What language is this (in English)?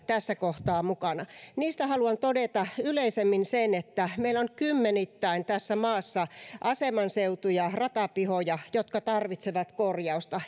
Finnish